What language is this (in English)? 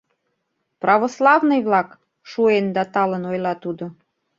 Mari